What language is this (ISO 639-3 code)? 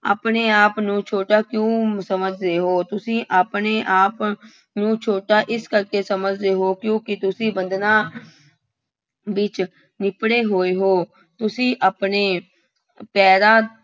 pan